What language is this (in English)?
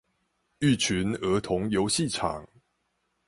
Chinese